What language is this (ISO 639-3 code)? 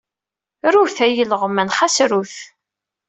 kab